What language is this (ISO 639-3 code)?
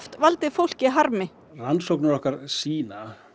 isl